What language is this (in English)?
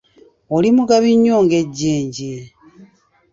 Ganda